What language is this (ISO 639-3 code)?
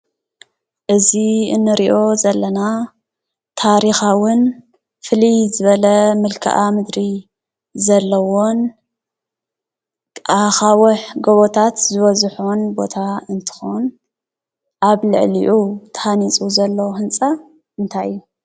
tir